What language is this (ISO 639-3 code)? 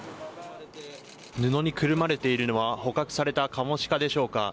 jpn